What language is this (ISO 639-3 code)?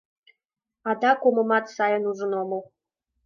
chm